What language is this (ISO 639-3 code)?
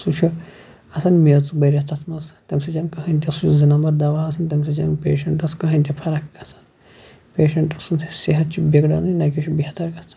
kas